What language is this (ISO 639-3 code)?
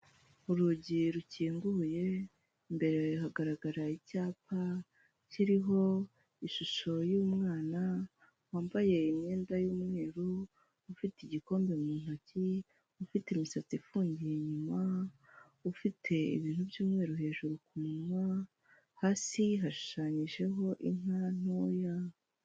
kin